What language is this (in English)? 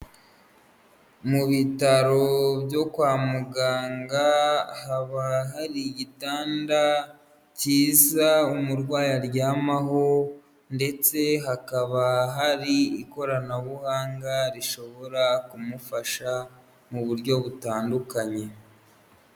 Kinyarwanda